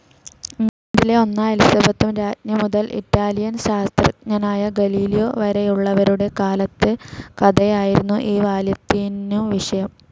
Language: Malayalam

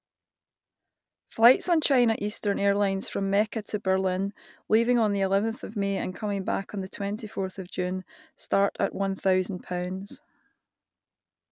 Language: English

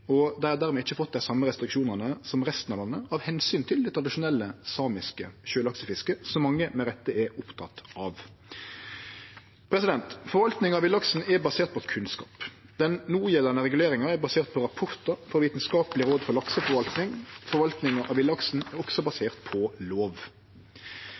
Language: Norwegian Nynorsk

